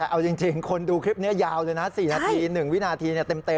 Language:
Thai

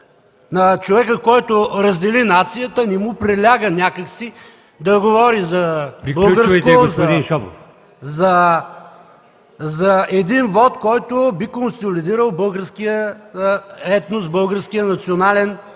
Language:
Bulgarian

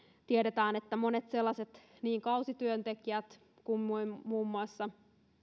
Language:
Finnish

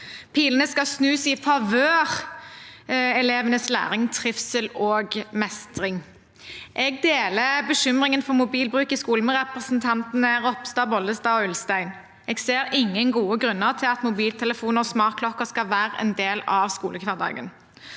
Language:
Norwegian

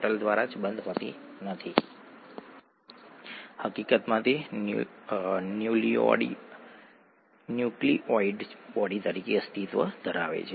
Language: Gujarati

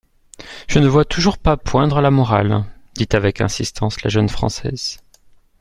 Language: French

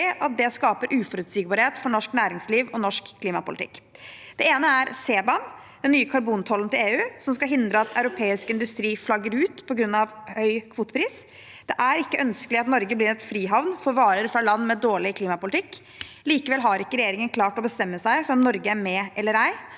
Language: Norwegian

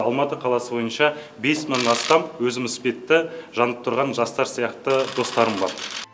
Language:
Kazakh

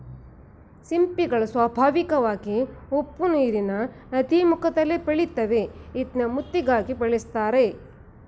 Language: Kannada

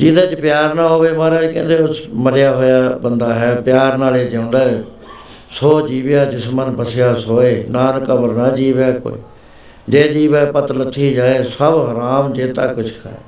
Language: Punjabi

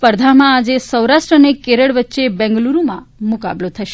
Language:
Gujarati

